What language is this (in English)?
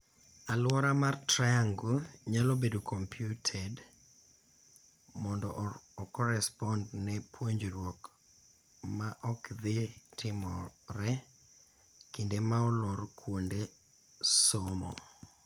Luo (Kenya and Tanzania)